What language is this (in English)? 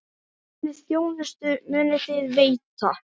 Icelandic